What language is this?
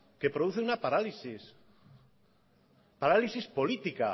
Spanish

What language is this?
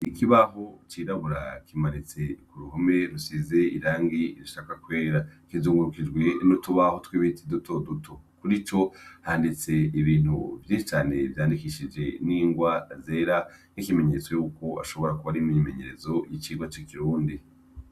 Rundi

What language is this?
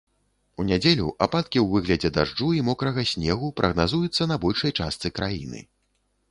Belarusian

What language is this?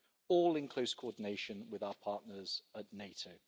English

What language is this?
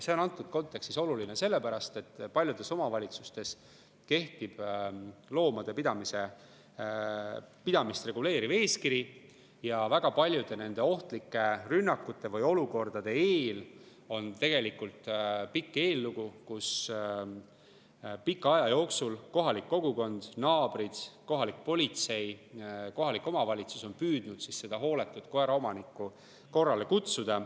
Estonian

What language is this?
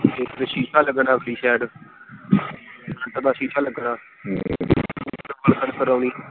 Punjabi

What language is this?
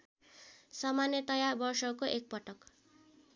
Nepali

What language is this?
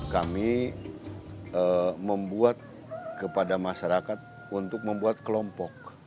Indonesian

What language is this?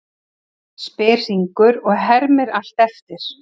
Icelandic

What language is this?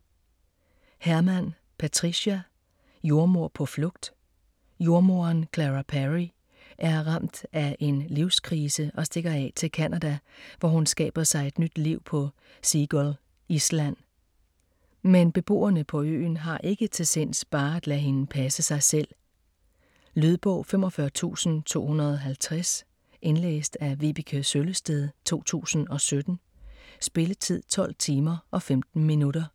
Danish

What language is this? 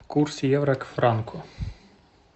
Russian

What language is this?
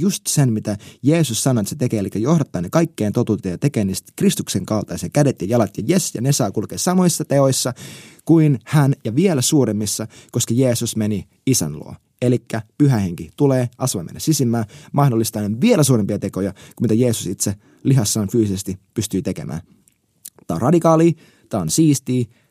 Finnish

